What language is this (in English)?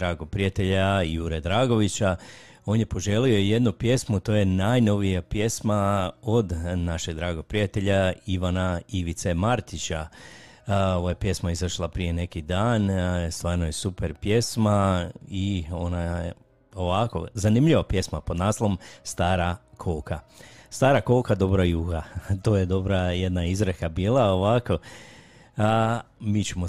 Croatian